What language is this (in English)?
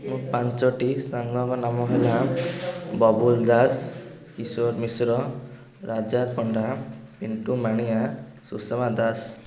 Odia